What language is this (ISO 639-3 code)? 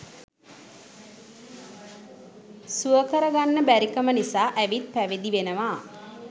sin